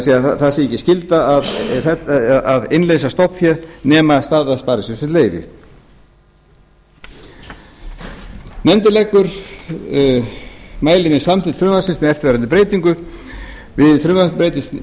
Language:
Icelandic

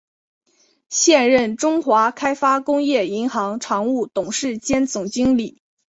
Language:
Chinese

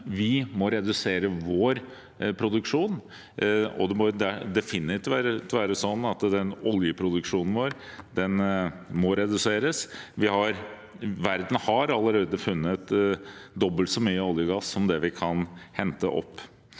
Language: Norwegian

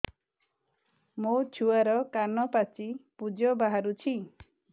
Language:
Odia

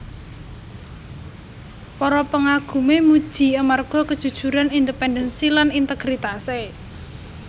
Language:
Javanese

